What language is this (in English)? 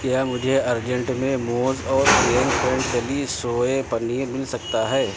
Urdu